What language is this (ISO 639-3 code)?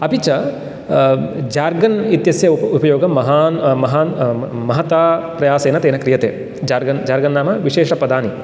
san